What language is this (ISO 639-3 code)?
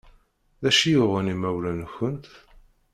kab